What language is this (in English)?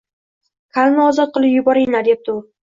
Uzbek